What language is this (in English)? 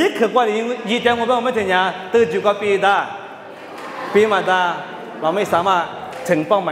Thai